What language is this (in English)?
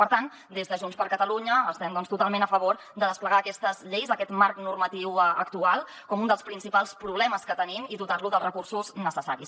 Catalan